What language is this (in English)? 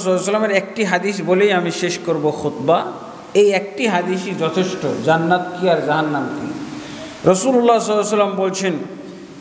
Arabic